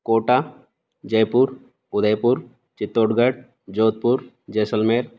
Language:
Sanskrit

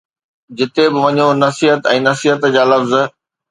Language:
Sindhi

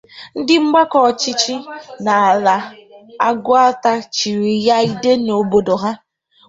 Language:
Igbo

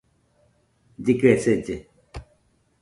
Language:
Nüpode Huitoto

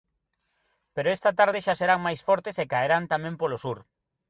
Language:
Galician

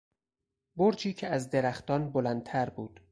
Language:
Persian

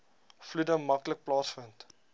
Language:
Afrikaans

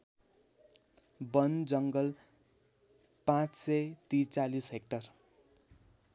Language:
Nepali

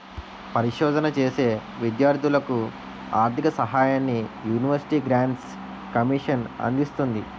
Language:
Telugu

